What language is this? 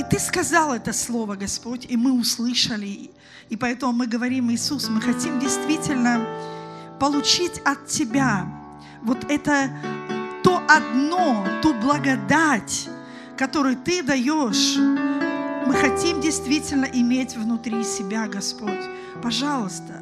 Russian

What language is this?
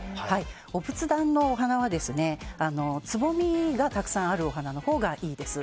Japanese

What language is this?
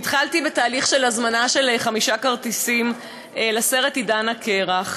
Hebrew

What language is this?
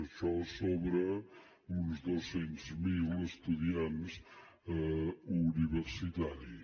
Catalan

